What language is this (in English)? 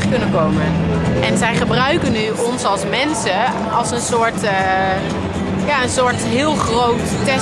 Dutch